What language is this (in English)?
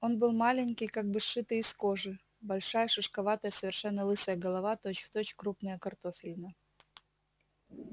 Russian